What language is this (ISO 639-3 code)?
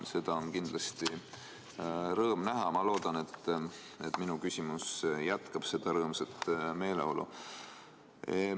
est